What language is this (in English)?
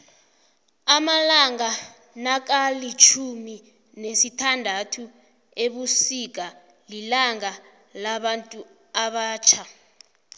South Ndebele